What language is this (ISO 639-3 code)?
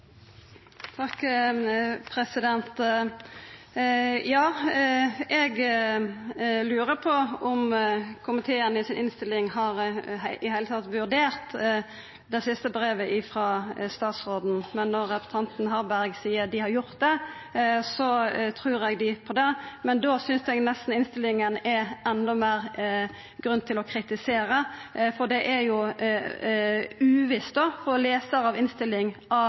nor